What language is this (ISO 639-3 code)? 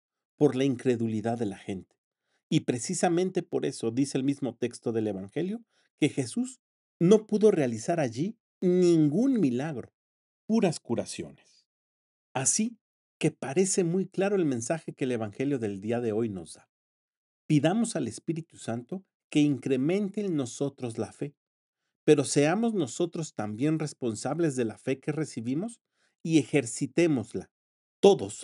spa